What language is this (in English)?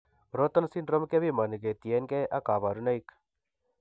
Kalenjin